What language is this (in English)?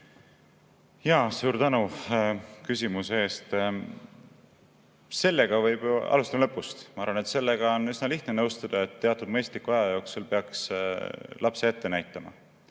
Estonian